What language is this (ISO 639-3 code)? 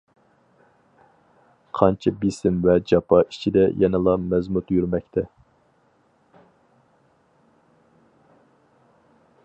uig